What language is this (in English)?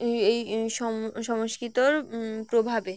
Bangla